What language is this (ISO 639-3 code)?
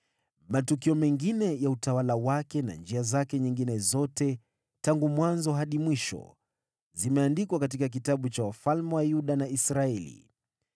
swa